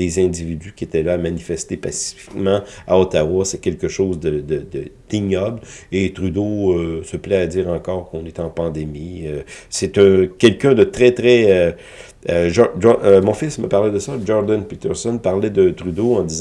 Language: French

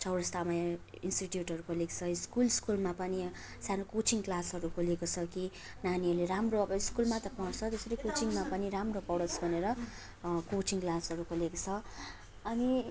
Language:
Nepali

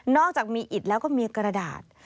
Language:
Thai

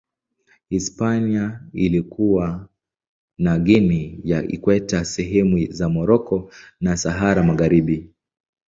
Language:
Swahili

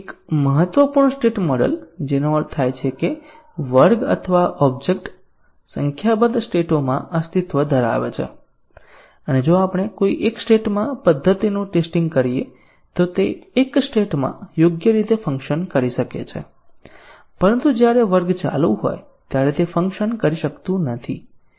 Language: Gujarati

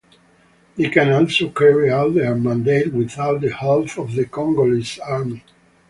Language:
English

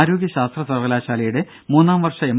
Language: Malayalam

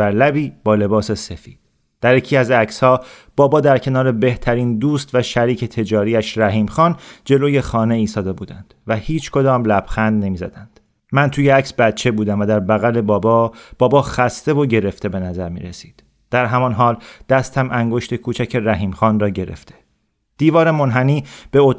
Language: Persian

